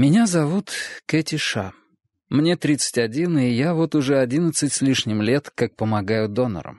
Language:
Russian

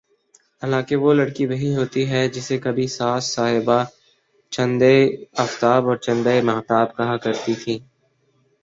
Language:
Urdu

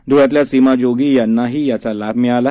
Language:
Marathi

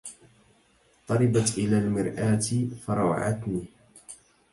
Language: Arabic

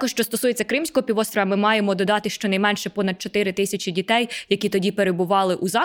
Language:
Ukrainian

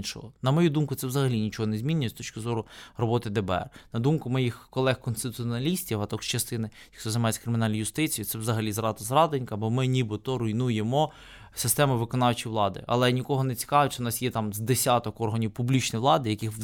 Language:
Ukrainian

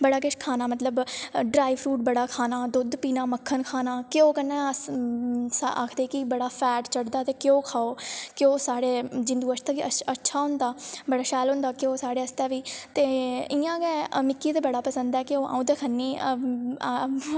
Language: Dogri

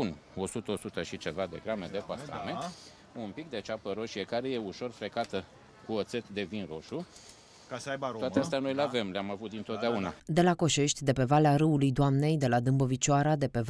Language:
Romanian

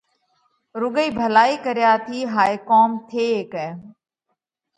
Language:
Parkari Koli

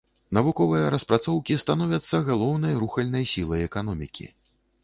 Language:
Belarusian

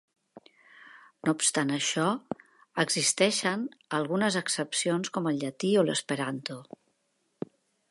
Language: Catalan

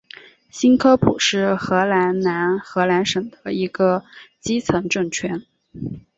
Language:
Chinese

